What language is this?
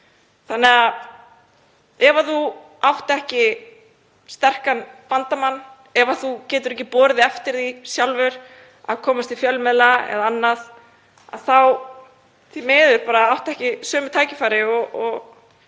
Icelandic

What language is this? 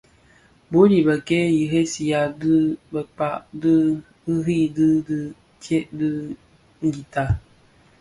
Bafia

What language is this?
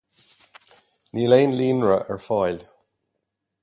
Irish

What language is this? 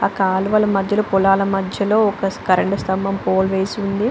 Telugu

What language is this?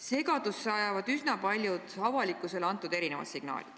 Estonian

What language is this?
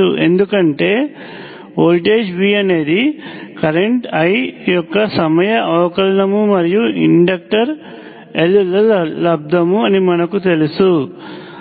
Telugu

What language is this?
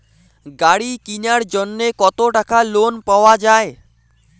Bangla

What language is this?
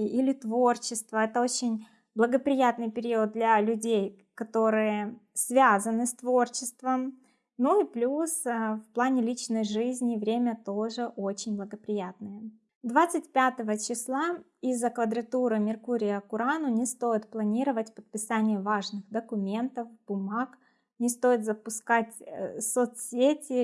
Russian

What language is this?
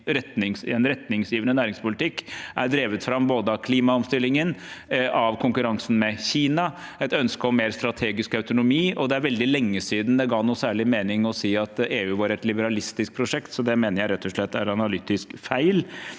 Norwegian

